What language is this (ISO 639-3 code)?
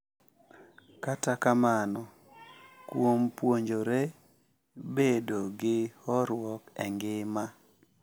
luo